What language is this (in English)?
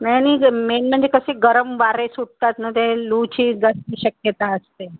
Marathi